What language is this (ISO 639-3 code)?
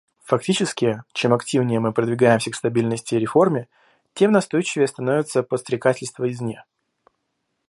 rus